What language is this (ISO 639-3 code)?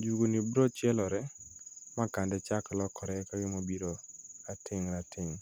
luo